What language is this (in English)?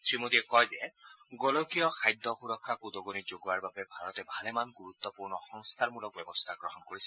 Assamese